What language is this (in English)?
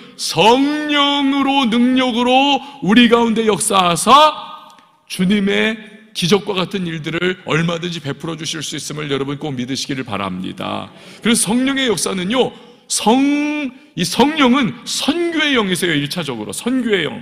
Korean